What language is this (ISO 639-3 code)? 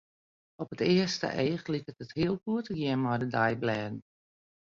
fry